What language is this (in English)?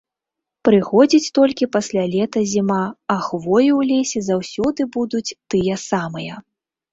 Belarusian